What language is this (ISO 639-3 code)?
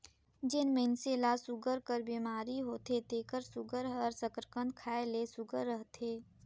hne